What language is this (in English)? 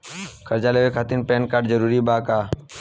Bhojpuri